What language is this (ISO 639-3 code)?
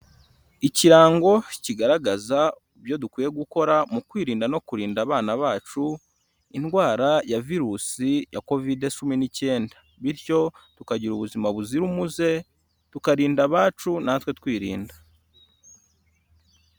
kin